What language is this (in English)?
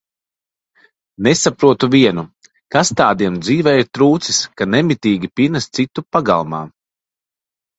Latvian